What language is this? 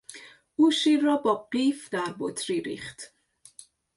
Persian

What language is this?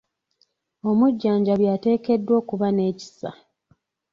Ganda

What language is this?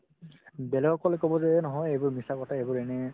Assamese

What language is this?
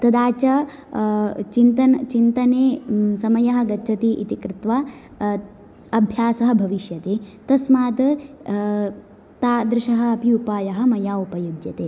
Sanskrit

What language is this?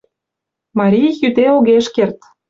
Mari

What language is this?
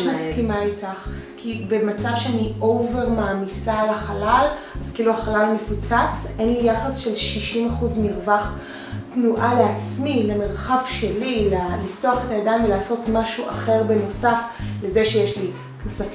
Hebrew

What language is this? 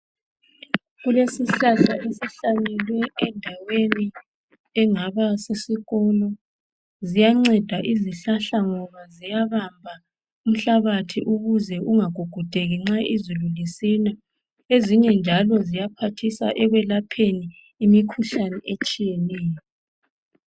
North Ndebele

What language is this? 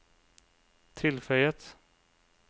Norwegian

